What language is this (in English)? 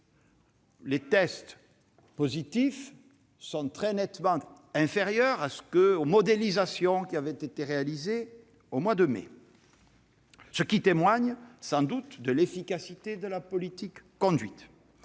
French